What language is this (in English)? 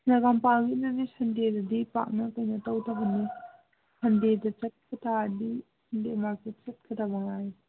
Manipuri